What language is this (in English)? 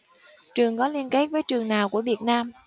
Vietnamese